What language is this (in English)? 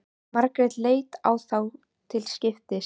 Icelandic